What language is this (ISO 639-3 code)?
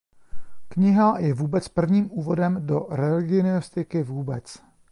ces